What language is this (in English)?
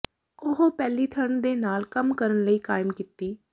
Punjabi